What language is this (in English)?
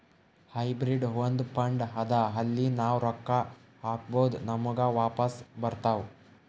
Kannada